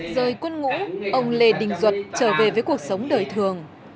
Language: Vietnamese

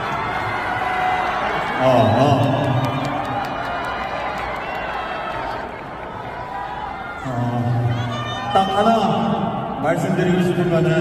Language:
Korean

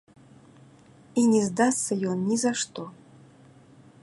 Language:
Belarusian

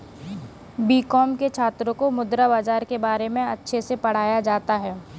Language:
Hindi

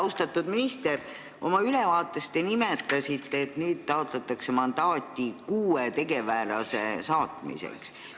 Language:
Estonian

